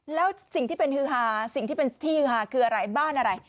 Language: Thai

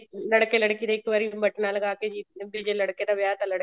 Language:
Punjabi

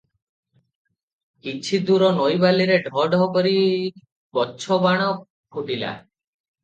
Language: Odia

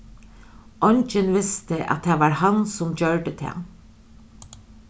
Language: Faroese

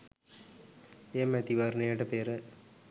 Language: Sinhala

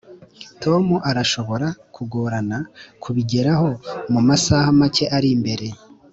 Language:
Kinyarwanda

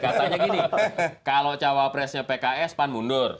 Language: Indonesian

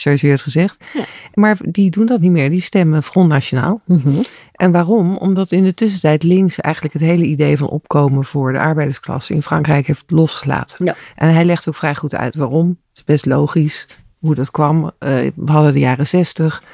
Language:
Dutch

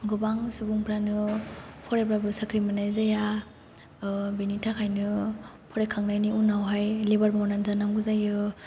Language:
Bodo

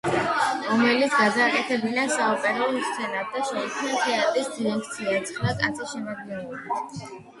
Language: Georgian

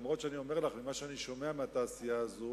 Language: Hebrew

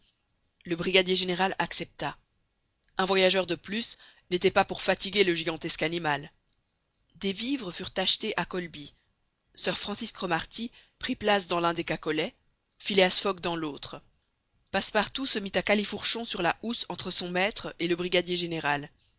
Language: French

